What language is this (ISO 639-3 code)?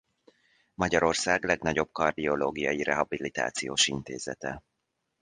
hun